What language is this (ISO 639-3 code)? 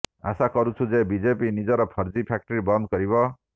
ori